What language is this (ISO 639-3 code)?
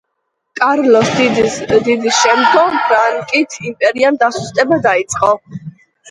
kat